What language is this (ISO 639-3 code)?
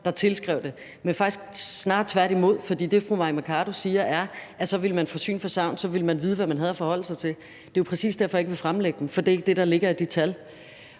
dan